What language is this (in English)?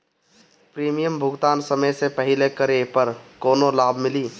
Bhojpuri